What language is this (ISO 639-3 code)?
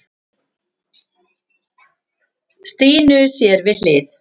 isl